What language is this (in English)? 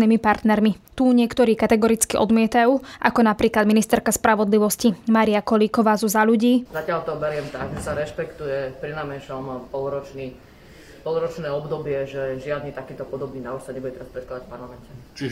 Slovak